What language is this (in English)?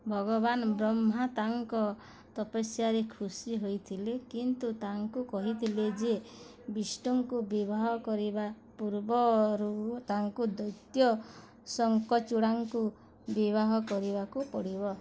Odia